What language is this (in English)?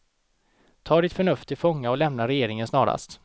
Swedish